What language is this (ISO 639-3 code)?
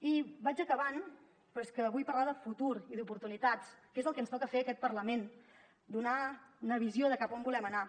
cat